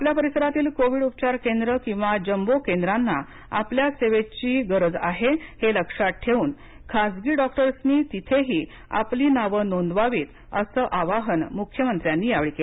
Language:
Marathi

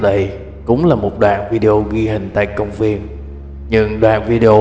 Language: Vietnamese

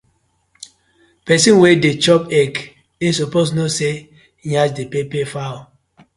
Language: Nigerian Pidgin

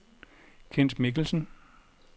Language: Danish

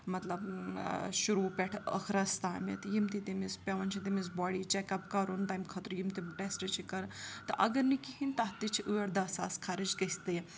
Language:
Kashmiri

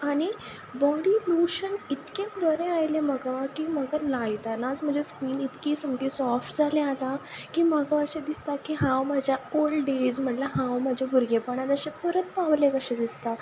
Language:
Konkani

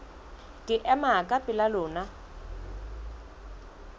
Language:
Southern Sotho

